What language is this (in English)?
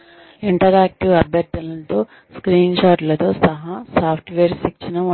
Telugu